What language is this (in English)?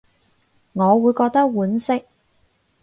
Cantonese